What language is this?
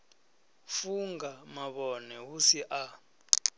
Venda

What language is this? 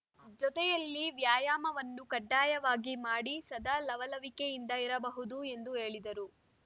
Kannada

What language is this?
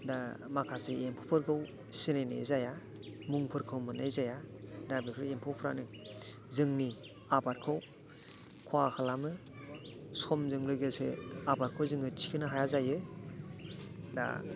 Bodo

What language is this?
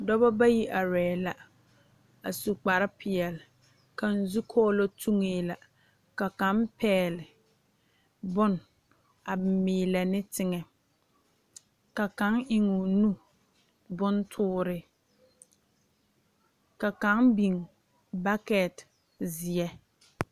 Southern Dagaare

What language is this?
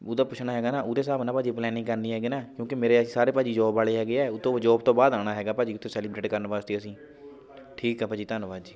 Punjabi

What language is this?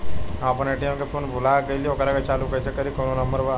Bhojpuri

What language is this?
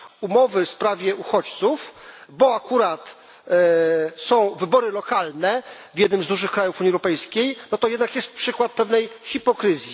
Polish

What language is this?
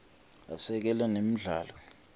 Swati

